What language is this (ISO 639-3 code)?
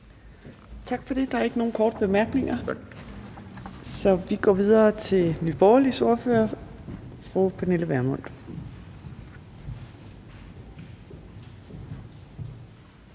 dan